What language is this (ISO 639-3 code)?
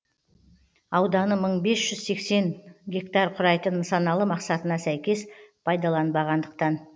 kaz